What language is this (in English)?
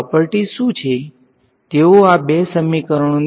Gujarati